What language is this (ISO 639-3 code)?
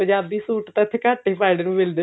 pan